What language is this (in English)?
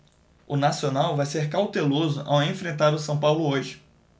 Portuguese